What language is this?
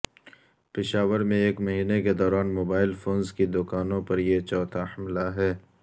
Urdu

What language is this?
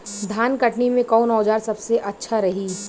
Bhojpuri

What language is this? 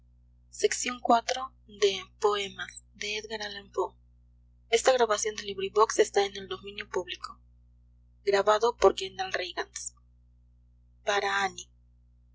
Spanish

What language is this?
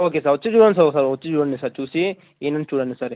Telugu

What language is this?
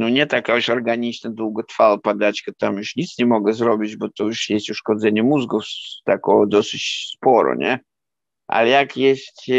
Polish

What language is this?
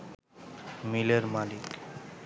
Bangla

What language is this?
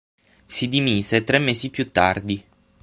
Italian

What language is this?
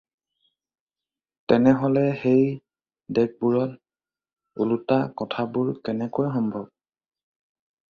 Assamese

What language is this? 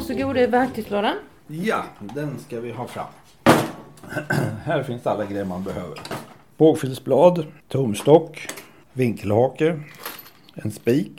Swedish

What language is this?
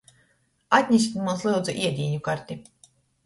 Latgalian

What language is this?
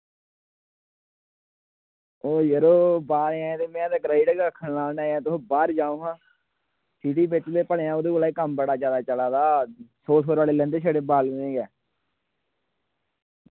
Dogri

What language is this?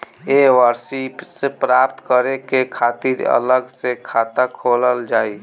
Bhojpuri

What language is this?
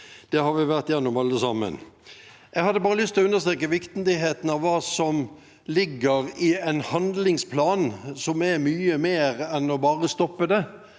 Norwegian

